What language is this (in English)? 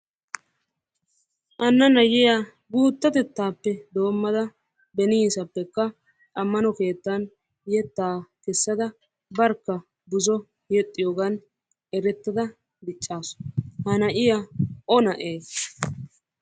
Wolaytta